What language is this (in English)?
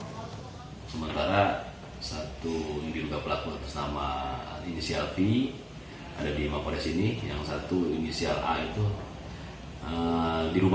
Indonesian